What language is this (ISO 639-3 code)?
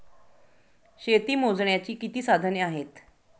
mar